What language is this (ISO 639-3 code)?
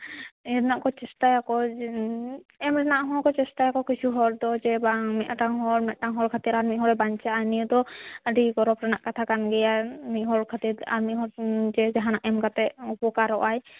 sat